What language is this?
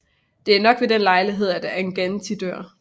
Danish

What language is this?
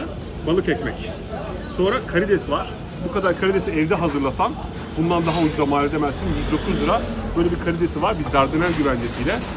Turkish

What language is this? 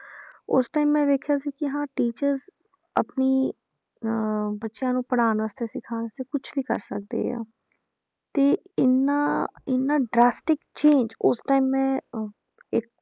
Punjabi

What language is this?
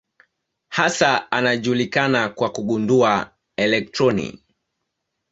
Swahili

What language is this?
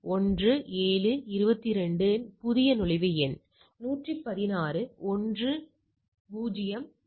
Tamil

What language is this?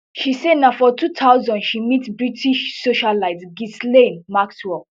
Nigerian Pidgin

